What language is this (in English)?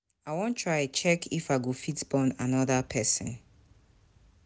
Nigerian Pidgin